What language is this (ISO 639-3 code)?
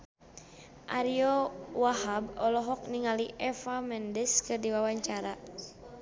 sun